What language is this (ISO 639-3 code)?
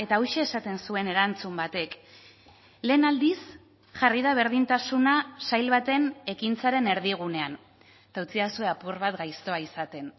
eus